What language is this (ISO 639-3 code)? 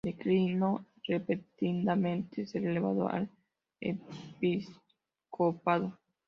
spa